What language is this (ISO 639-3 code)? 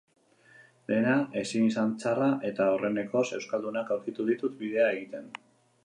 eus